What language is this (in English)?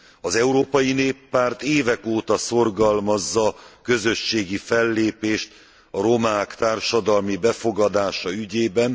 Hungarian